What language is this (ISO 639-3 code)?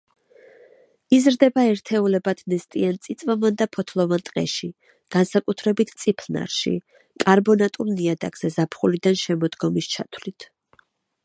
kat